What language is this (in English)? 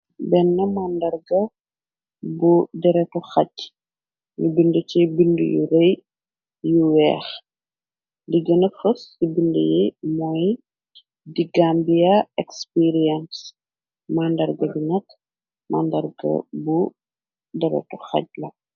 Wolof